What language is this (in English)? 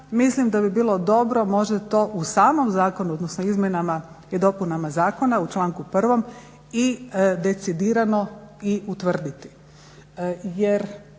Croatian